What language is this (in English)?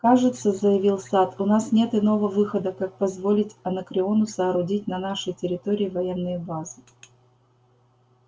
Russian